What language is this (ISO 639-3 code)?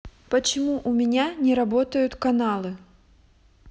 rus